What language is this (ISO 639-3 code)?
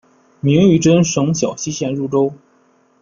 zho